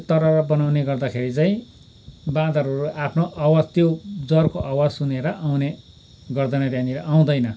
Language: Nepali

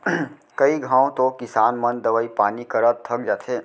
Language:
Chhattisgarhi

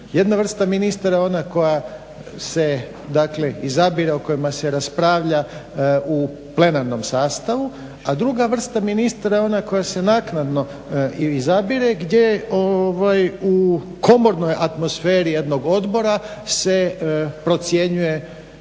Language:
Croatian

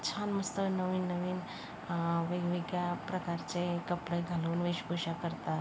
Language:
Marathi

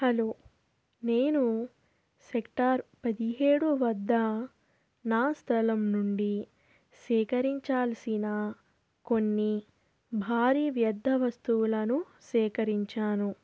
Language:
Telugu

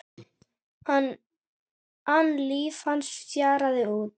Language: Icelandic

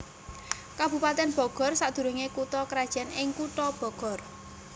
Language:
Javanese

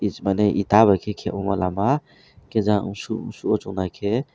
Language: Kok Borok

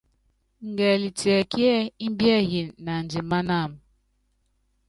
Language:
Yangben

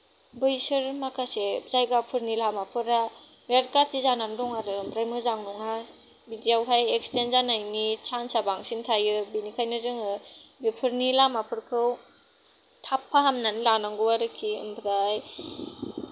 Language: Bodo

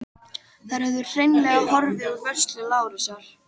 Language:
Icelandic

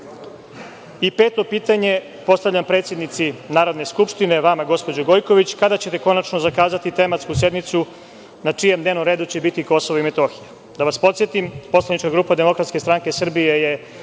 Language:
Serbian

